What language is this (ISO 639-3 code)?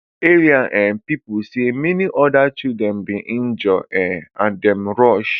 pcm